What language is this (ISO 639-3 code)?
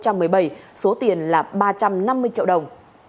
vie